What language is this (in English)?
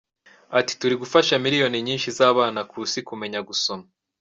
Kinyarwanda